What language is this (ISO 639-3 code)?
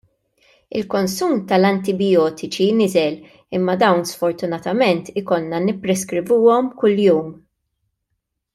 mlt